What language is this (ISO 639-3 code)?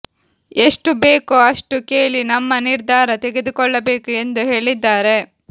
kan